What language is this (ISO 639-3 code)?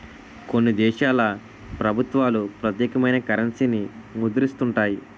tel